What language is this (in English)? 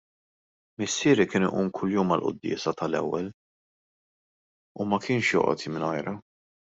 Maltese